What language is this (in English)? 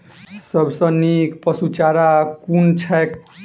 Maithili